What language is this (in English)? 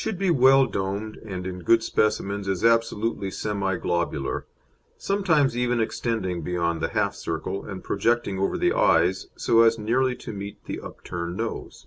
English